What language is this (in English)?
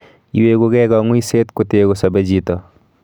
Kalenjin